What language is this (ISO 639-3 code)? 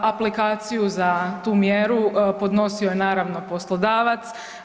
hrv